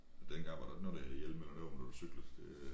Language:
Danish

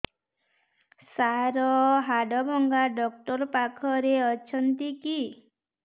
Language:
Odia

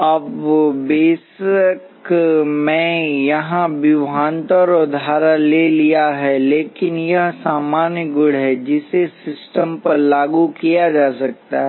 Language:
Hindi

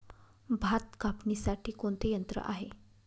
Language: Marathi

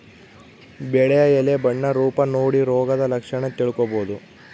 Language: Kannada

